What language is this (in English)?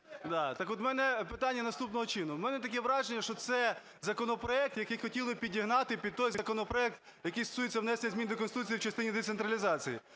Ukrainian